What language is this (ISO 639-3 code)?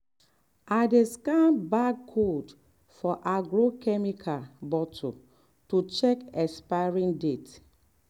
pcm